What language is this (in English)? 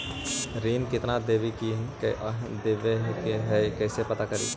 Magahi